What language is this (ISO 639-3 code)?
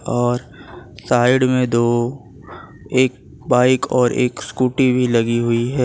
hin